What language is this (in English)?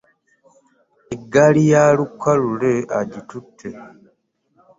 Ganda